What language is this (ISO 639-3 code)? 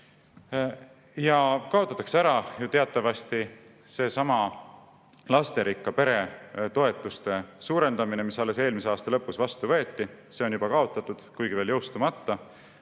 est